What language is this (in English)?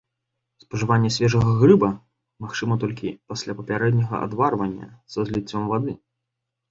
Belarusian